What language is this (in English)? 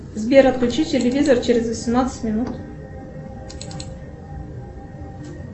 Russian